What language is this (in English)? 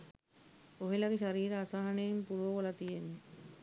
Sinhala